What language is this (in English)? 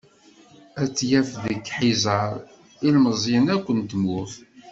Kabyle